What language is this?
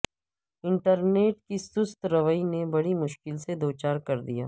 Urdu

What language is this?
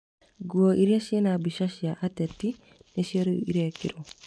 Kikuyu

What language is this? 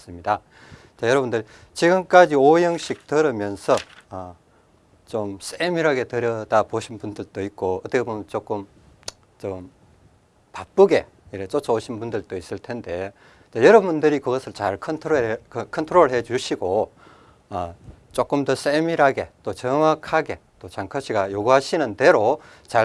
Korean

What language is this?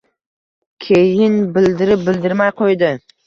Uzbek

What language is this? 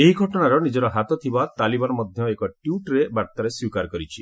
Odia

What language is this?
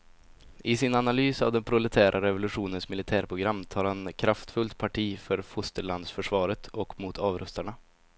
Swedish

